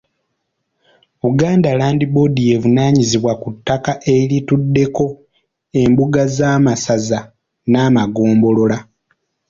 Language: Ganda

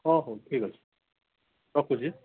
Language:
Odia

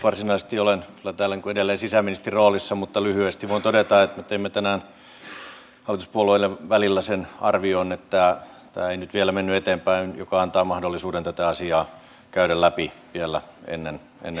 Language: Finnish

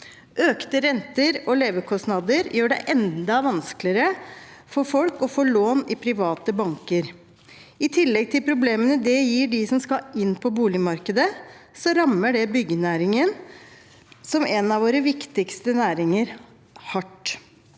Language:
Norwegian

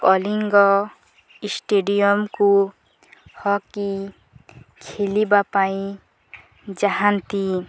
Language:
Odia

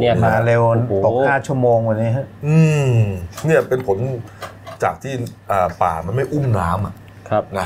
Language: Thai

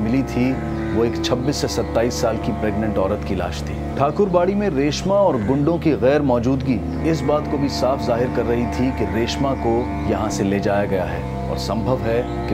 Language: Hindi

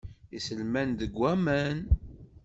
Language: Kabyle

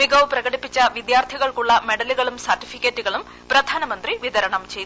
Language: Malayalam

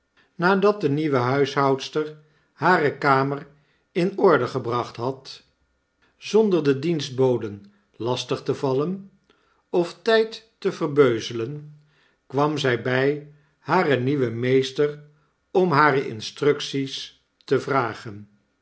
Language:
Dutch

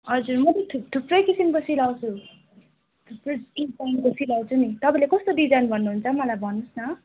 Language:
Nepali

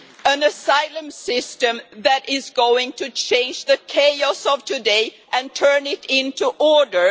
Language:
English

